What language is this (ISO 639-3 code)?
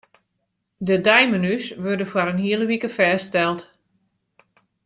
fry